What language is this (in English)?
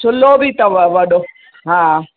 Sindhi